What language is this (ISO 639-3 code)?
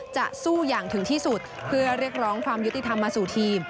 tha